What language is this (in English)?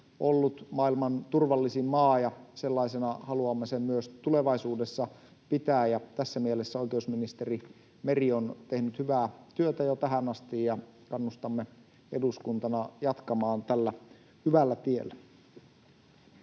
Finnish